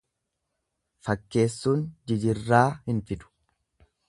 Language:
Oromo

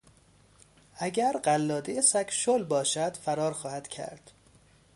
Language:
Persian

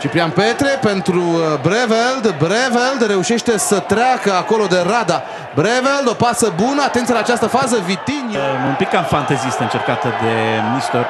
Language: Romanian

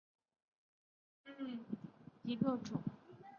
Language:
Chinese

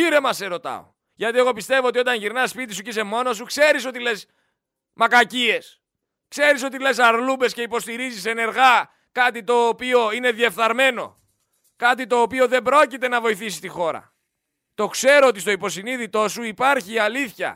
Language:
Greek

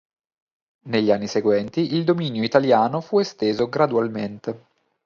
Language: Italian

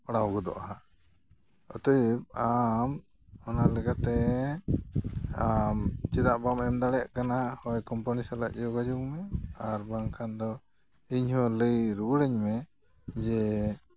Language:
Santali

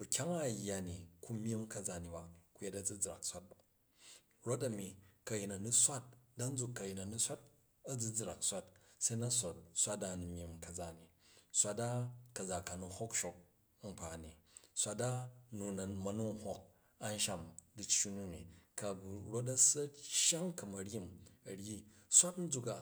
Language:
Jju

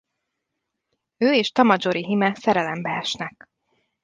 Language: Hungarian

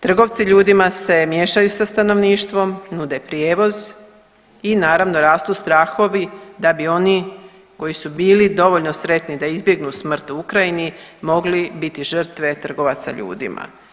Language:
Croatian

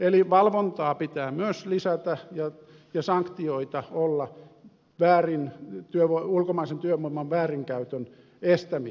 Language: Finnish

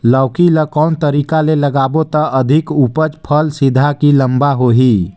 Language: Chhattisgarhi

